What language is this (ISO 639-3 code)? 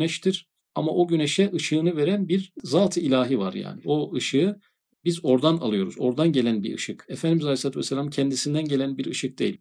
tur